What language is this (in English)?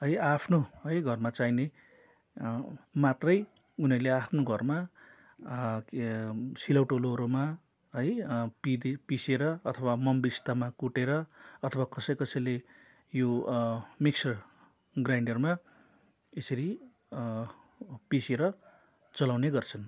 Nepali